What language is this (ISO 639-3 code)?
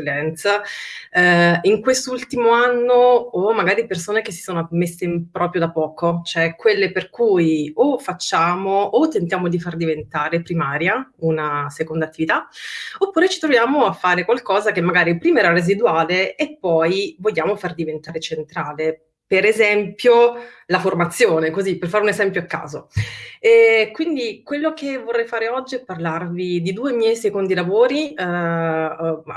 ita